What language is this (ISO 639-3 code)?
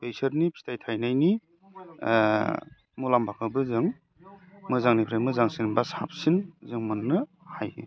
brx